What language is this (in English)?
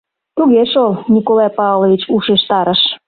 Mari